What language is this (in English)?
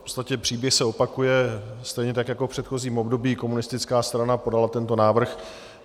Czech